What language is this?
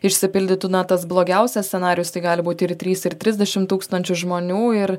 Lithuanian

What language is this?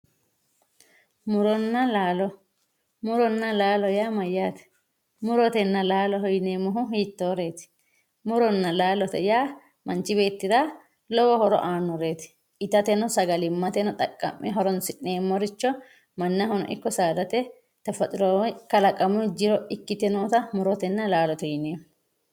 Sidamo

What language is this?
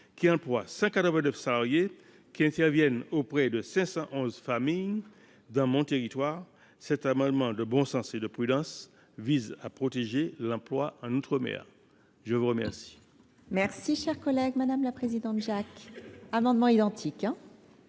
French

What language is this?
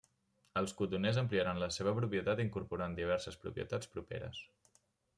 Catalan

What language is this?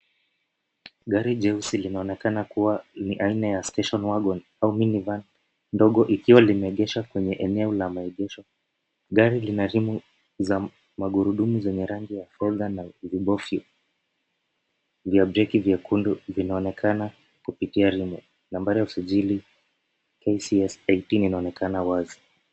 Swahili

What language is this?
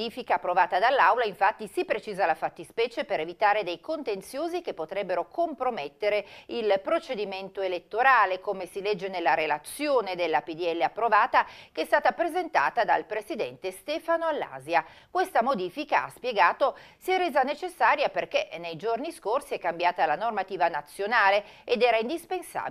Italian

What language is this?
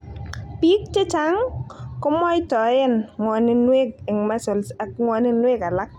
Kalenjin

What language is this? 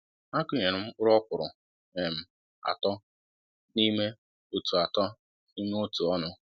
Igbo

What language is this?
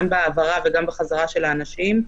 Hebrew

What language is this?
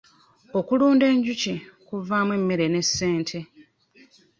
Ganda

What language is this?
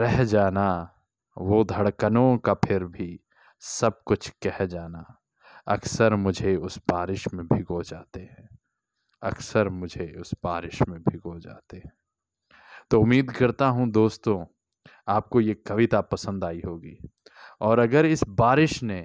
Hindi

